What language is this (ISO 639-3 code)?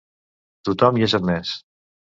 cat